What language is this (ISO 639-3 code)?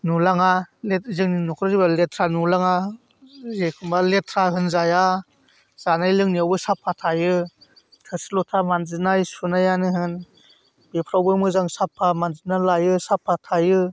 brx